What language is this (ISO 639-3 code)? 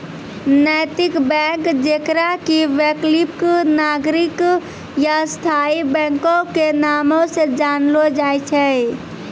mai